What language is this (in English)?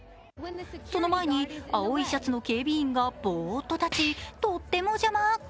Japanese